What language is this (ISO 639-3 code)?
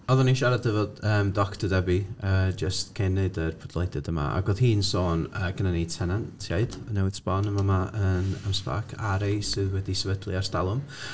cym